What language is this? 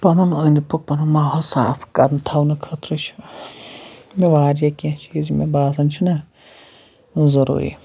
Kashmiri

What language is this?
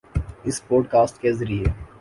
Urdu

